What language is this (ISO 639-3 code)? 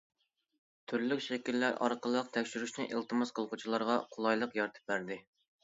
uig